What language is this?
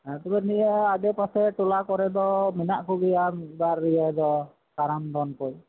Santali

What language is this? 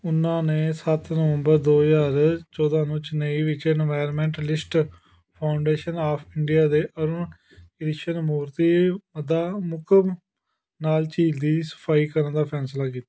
Punjabi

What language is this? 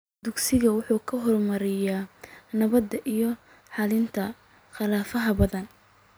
Somali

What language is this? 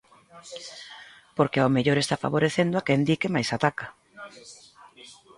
Galician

